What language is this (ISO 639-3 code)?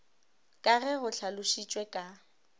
nso